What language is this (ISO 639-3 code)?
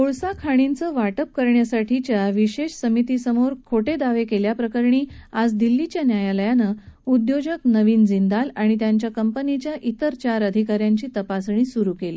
mar